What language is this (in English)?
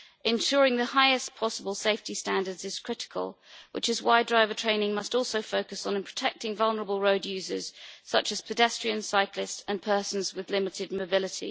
English